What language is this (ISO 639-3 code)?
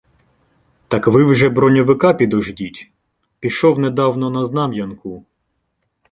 ukr